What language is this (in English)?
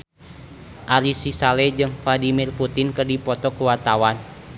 Sundanese